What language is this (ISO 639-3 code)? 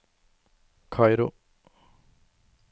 nor